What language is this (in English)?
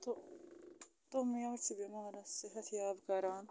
Kashmiri